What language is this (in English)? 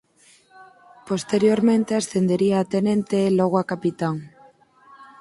Galician